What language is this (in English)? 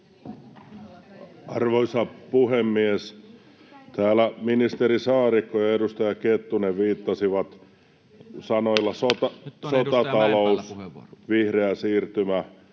Finnish